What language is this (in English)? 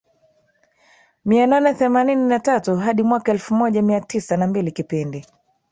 Swahili